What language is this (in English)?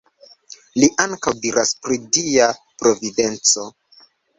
Esperanto